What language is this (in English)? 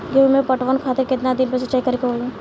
Bhojpuri